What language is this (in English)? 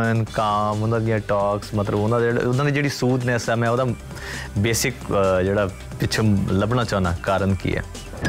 Punjabi